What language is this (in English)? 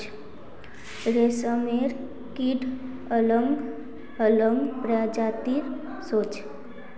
Magahi